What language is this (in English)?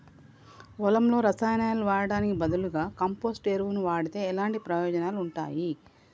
Telugu